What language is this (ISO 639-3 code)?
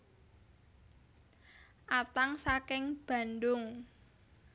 jav